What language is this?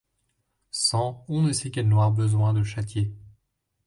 French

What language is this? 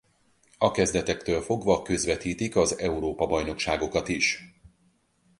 Hungarian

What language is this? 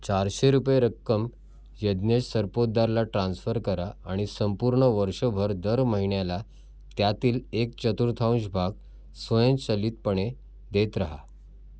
Marathi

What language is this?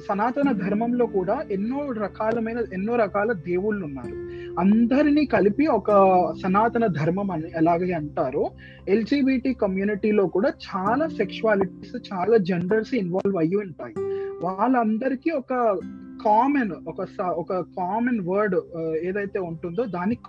Telugu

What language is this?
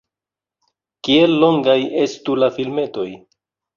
Esperanto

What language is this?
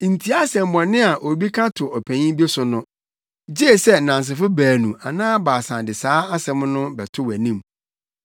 Akan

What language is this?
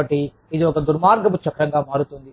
Telugu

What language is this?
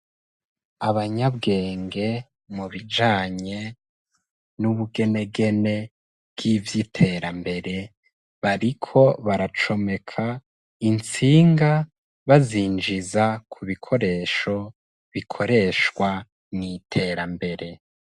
Rundi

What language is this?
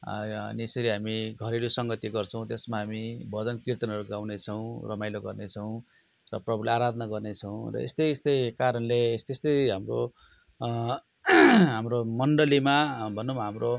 Nepali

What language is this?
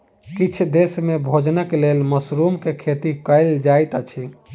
Maithili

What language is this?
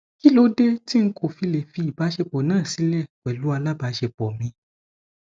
Yoruba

